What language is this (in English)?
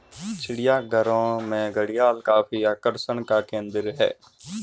Hindi